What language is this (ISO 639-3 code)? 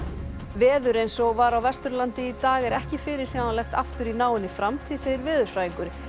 isl